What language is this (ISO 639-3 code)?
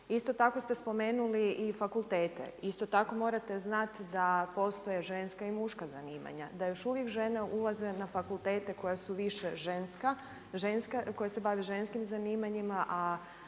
hrv